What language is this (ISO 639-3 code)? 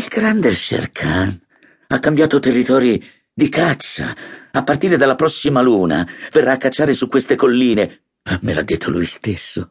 ita